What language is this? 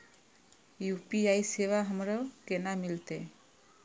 Maithili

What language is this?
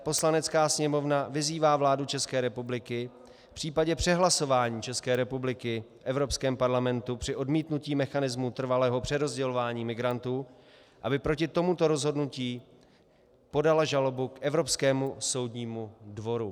Czech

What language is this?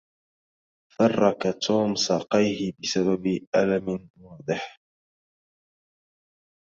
Arabic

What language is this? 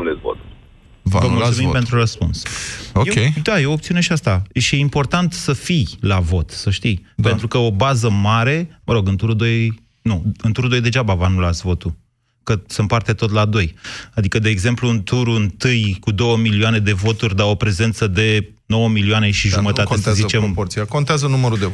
Romanian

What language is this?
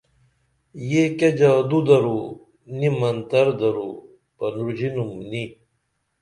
Dameli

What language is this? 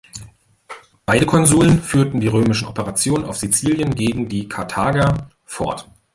German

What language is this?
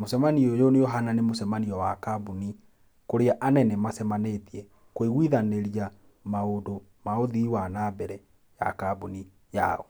Kikuyu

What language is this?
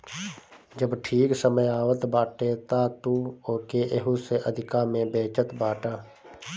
Bhojpuri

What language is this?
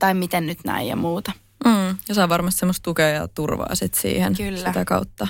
Finnish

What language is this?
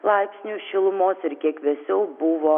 Lithuanian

